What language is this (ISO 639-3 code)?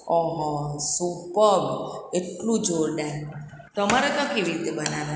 guj